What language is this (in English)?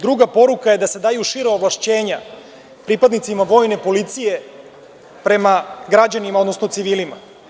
Serbian